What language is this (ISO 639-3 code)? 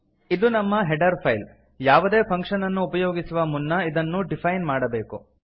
kan